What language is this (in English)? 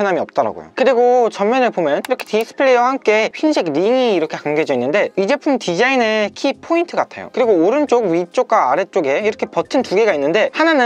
Korean